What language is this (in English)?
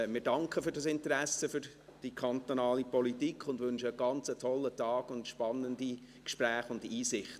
Swiss German